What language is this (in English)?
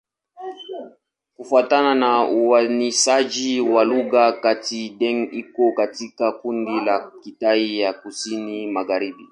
Swahili